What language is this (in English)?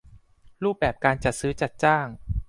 Thai